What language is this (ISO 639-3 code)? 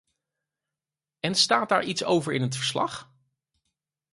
nld